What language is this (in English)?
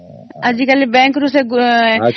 Odia